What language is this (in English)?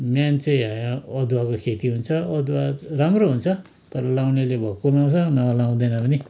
Nepali